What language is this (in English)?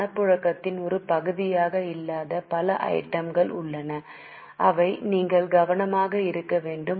Tamil